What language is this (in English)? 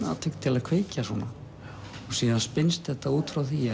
Icelandic